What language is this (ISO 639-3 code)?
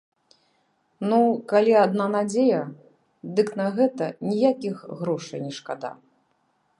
bel